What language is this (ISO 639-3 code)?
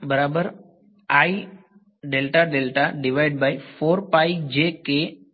guj